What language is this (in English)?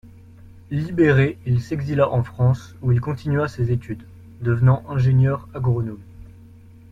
French